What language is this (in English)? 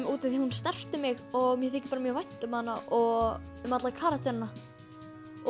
Icelandic